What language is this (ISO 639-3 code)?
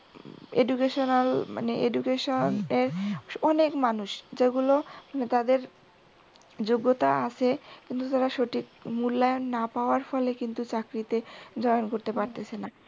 ben